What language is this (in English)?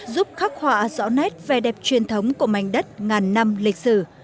Vietnamese